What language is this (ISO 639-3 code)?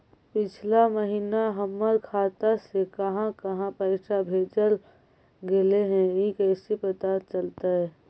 mag